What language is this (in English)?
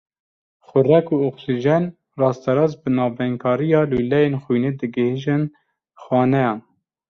Kurdish